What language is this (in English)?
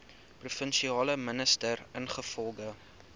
Afrikaans